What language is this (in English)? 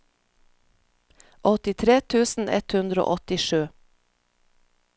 Norwegian